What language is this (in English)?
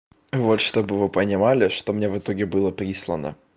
Russian